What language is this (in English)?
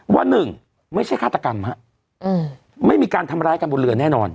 Thai